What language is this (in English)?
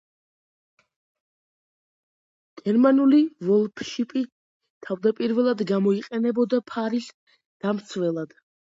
Georgian